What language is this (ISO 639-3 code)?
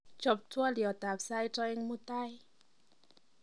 kln